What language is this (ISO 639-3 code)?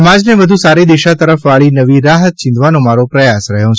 guj